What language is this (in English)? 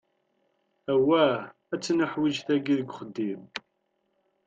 Kabyle